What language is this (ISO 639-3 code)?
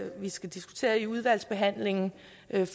dan